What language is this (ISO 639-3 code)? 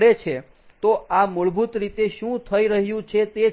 guj